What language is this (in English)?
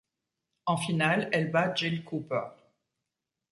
French